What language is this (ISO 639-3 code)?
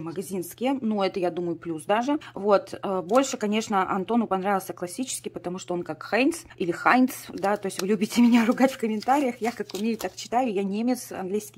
rus